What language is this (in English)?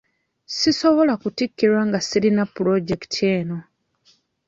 Ganda